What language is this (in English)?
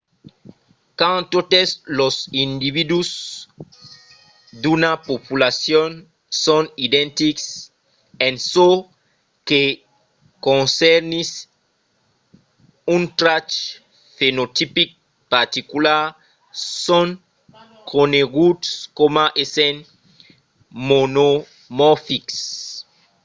Occitan